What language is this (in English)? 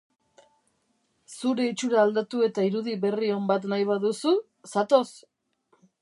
Basque